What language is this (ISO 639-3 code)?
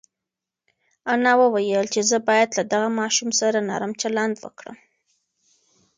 pus